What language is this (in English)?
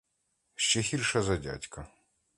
Ukrainian